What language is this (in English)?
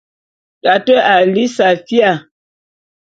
Bulu